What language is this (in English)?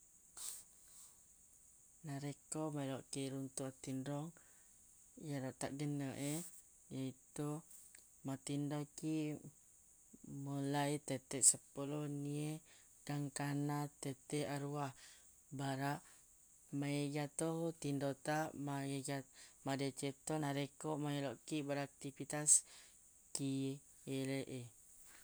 Buginese